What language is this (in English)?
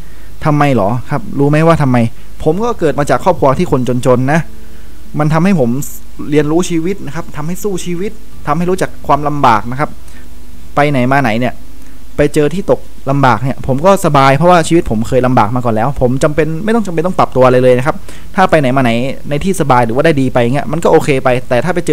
Thai